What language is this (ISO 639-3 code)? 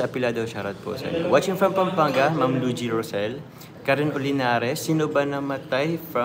fil